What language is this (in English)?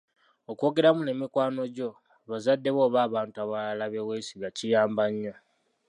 Ganda